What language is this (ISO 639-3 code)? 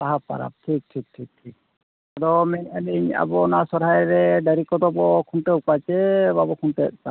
sat